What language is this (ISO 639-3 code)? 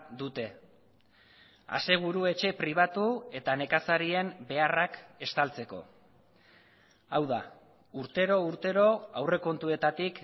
eus